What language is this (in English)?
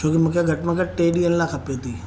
Sindhi